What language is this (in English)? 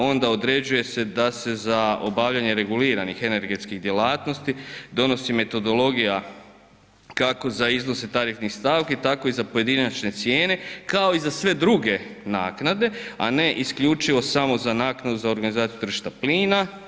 Croatian